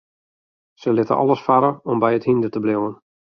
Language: Western Frisian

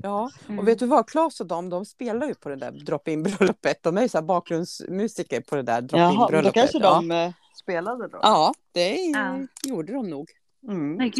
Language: Swedish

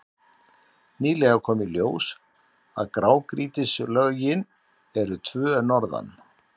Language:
Icelandic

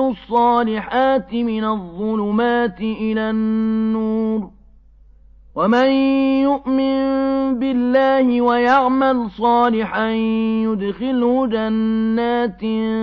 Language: Arabic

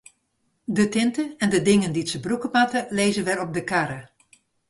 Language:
Western Frisian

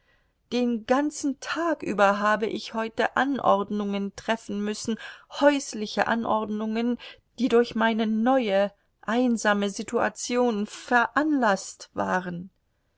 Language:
German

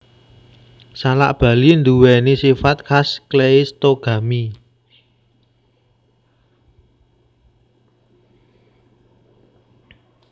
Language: Javanese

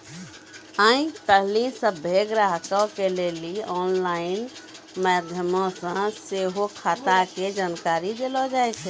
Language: Maithili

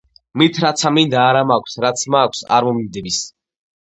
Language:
Georgian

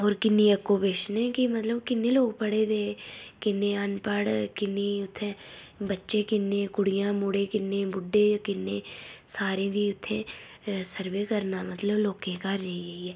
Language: Dogri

